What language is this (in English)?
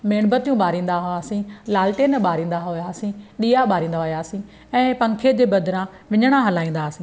Sindhi